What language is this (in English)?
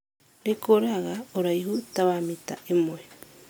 Kikuyu